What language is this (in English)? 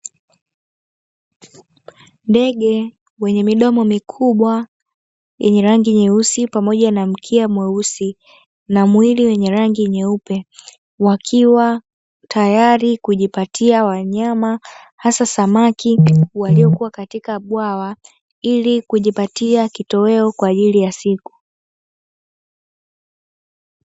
Swahili